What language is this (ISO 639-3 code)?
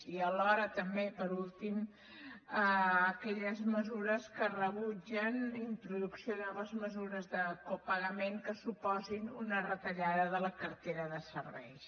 cat